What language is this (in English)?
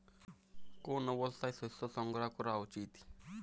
Bangla